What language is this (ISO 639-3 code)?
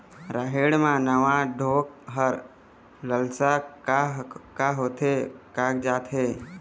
hne